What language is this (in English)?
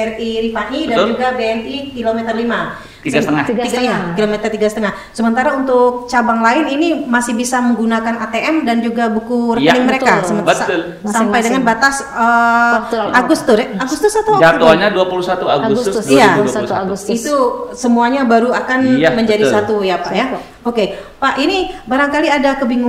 Indonesian